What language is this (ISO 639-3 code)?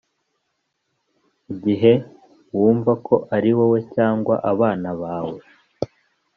kin